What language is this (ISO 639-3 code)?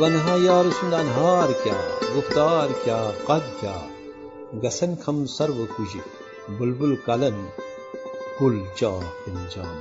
urd